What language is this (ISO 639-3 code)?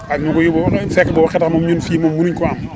wol